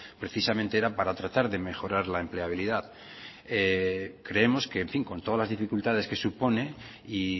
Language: Spanish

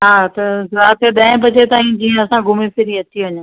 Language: Sindhi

